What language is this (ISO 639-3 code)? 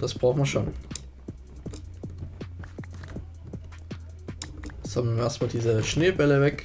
deu